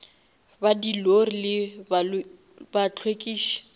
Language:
Northern Sotho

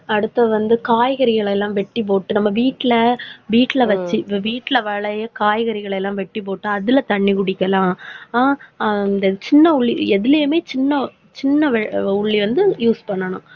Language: Tamil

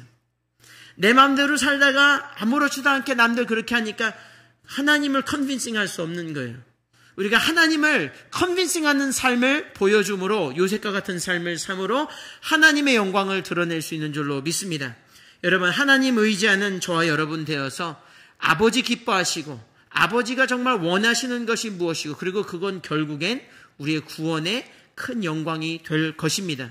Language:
Korean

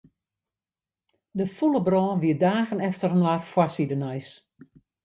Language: Western Frisian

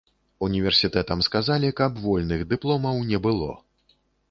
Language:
Belarusian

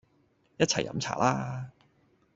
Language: Cantonese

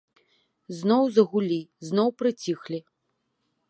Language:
Belarusian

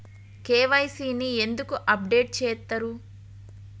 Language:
Telugu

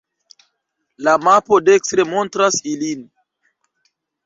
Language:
Esperanto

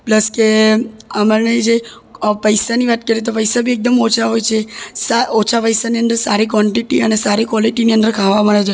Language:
Gujarati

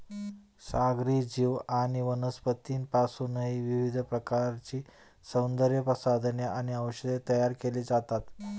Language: Marathi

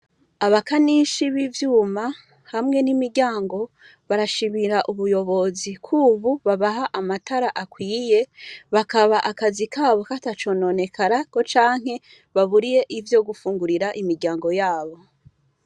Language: Rundi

